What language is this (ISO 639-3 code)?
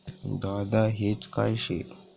mar